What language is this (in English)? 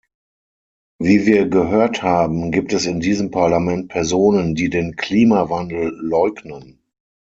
German